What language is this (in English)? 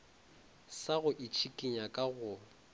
Northern Sotho